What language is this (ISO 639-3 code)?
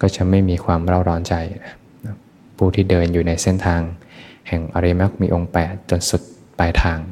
tha